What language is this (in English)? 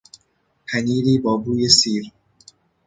Persian